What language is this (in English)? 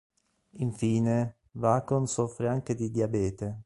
Italian